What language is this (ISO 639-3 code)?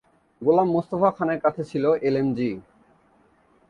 ben